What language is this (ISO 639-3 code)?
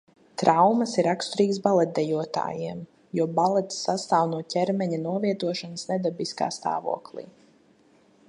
lav